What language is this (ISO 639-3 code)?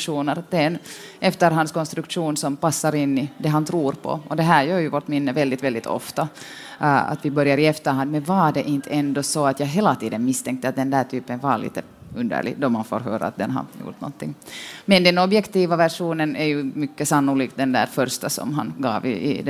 swe